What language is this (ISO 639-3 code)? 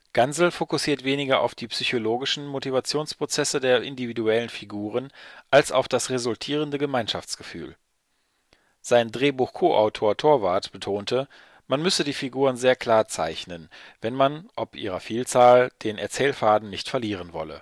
deu